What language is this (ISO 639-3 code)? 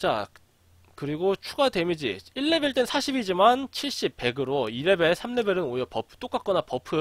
kor